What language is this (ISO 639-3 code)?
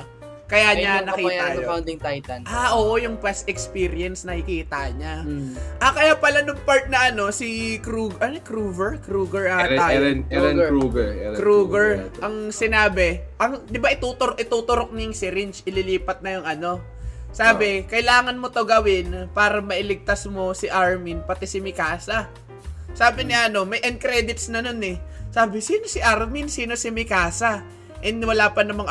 fil